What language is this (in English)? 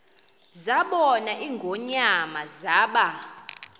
Xhosa